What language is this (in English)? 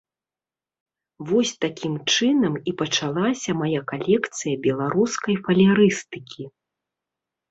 Belarusian